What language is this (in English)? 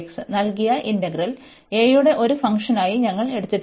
Malayalam